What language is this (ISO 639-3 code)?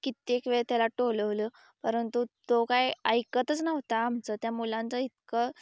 mar